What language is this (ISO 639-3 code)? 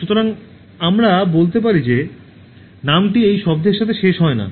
ben